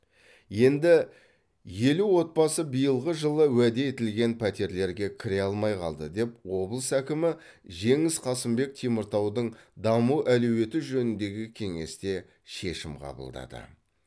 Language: Kazakh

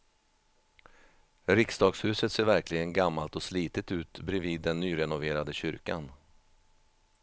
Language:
Swedish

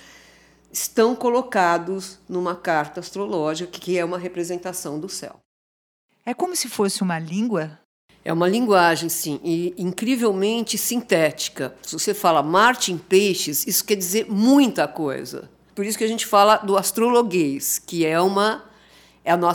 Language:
Portuguese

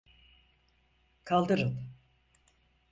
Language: Turkish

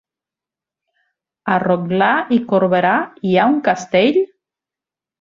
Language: Catalan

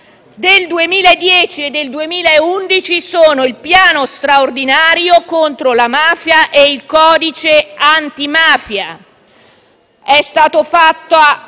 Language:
Italian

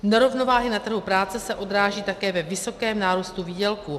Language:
Czech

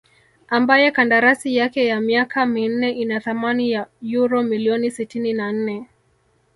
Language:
Swahili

